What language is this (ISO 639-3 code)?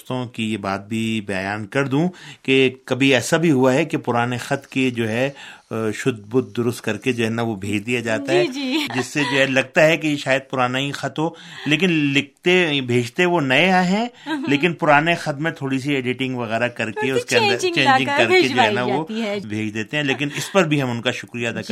urd